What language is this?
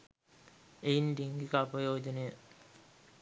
Sinhala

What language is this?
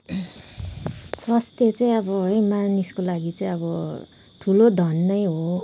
Nepali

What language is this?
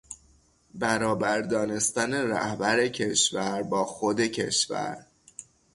Persian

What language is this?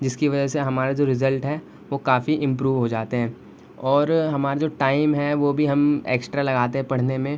Urdu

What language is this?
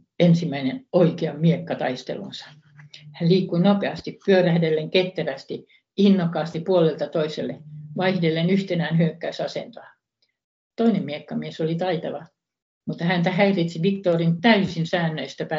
Finnish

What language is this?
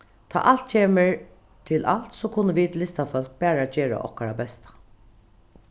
Faroese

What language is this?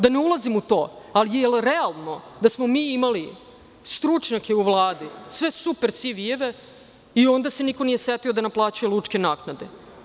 Serbian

